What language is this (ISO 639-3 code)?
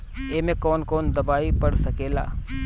bho